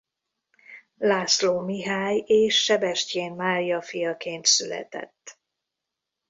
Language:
Hungarian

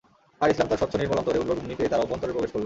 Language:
Bangla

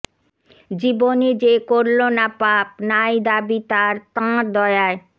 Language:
Bangla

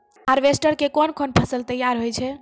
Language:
Maithili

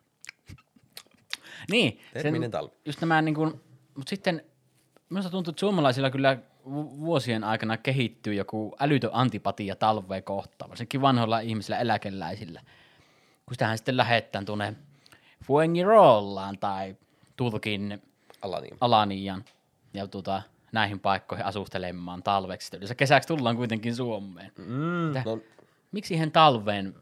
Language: Finnish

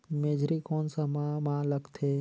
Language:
Chhattisgarhi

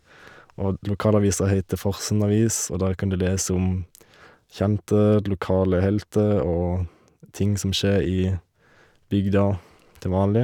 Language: Norwegian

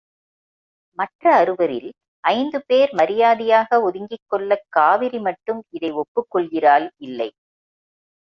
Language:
Tamil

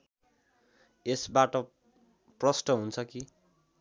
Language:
Nepali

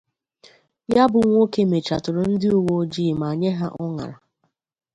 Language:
Igbo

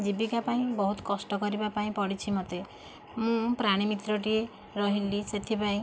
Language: Odia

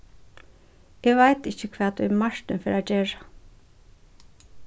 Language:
Faroese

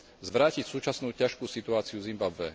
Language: Slovak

